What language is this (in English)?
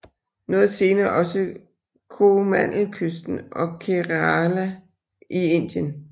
Danish